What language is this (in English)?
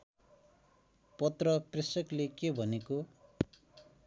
Nepali